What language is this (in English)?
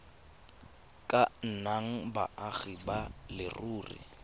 Tswana